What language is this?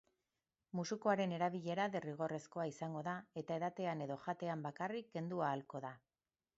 Basque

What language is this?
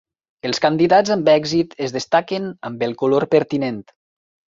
Catalan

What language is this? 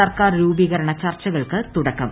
Malayalam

